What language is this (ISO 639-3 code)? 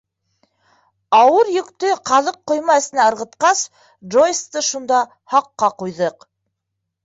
bak